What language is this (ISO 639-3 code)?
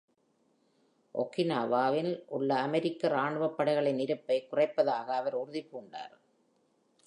tam